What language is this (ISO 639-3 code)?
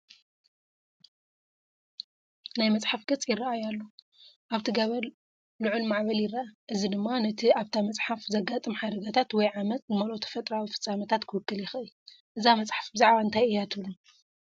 tir